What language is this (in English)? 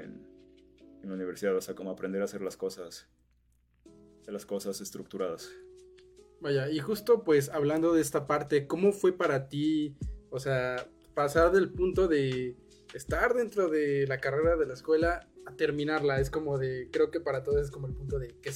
Spanish